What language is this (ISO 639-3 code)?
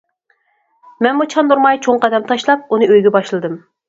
uig